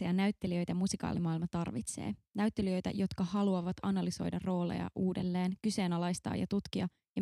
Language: Finnish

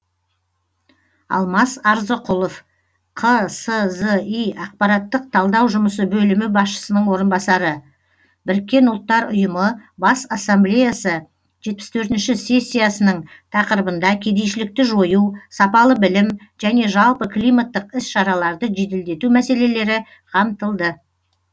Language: Kazakh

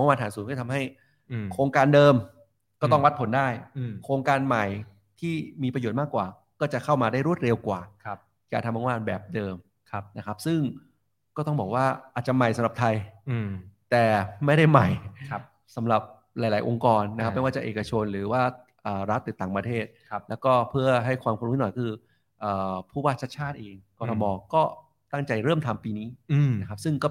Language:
Thai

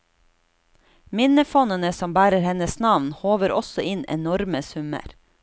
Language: Norwegian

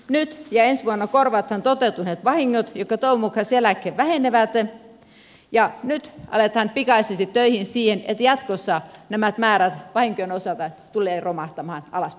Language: Finnish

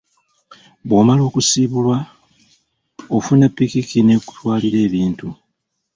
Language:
Ganda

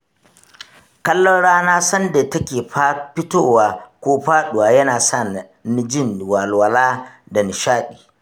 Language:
Hausa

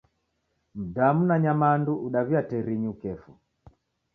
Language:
Taita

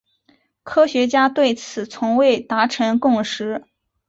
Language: Chinese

